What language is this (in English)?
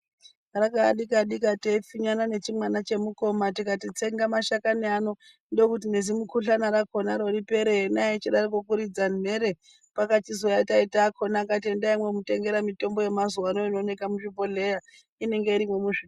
Ndau